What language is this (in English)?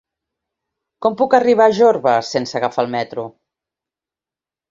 Catalan